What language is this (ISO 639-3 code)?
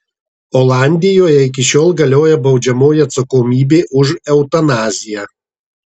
lit